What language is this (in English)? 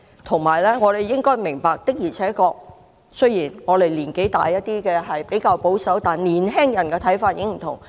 Cantonese